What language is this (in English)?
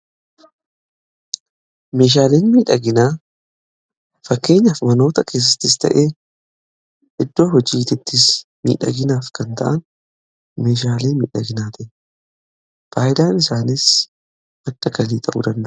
Oromo